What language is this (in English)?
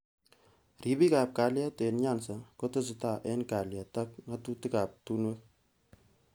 Kalenjin